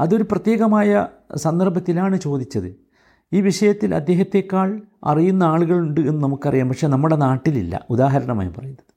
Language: Malayalam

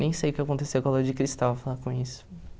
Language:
Portuguese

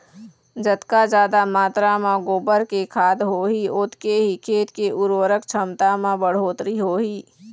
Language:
Chhattisgarhi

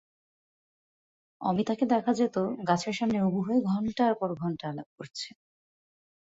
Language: Bangla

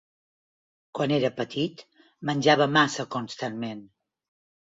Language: Catalan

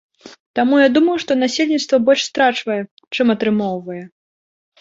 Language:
Belarusian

